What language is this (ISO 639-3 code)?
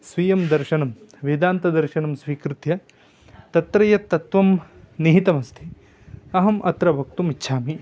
san